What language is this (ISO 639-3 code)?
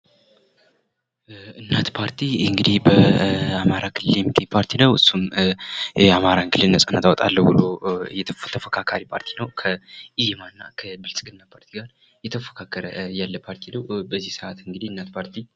amh